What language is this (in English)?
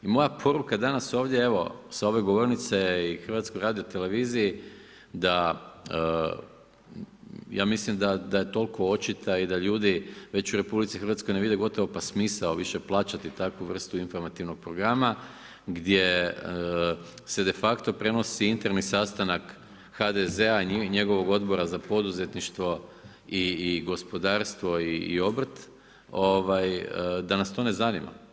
Croatian